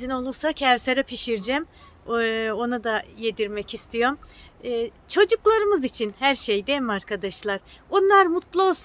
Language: Turkish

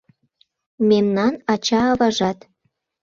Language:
Mari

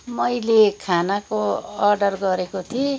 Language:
Nepali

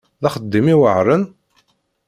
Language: Kabyle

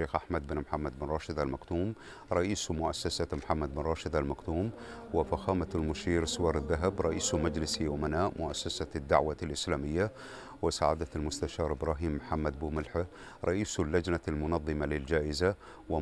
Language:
Arabic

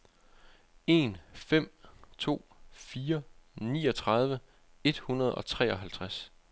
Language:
Danish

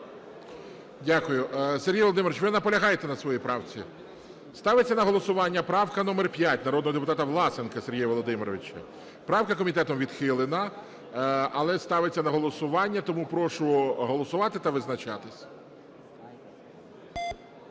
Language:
Ukrainian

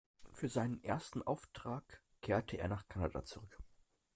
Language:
German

